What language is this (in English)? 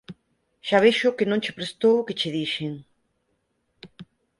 Galician